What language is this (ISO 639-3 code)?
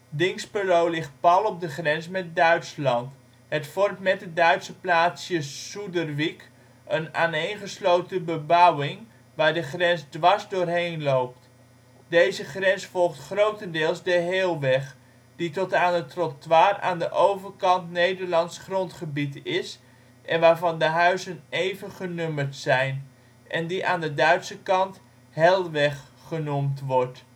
nld